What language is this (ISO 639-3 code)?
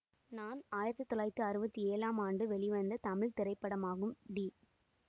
tam